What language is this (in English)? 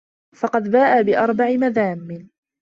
Arabic